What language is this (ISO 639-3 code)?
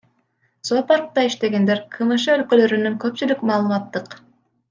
kir